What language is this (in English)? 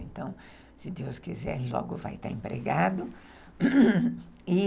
Portuguese